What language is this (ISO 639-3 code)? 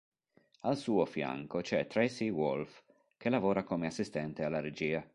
ita